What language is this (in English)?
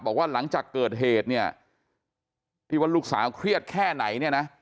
Thai